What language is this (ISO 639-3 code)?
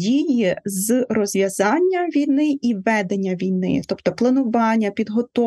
ukr